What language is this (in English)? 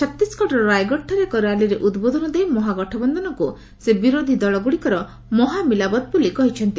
Odia